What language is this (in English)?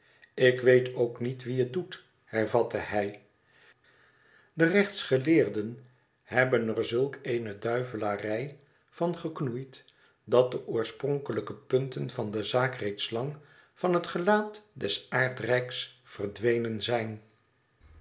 Dutch